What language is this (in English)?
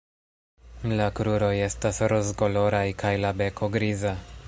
Esperanto